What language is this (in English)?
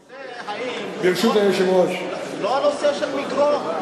Hebrew